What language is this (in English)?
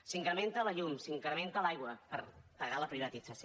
Catalan